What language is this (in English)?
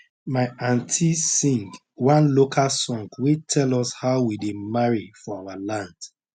Nigerian Pidgin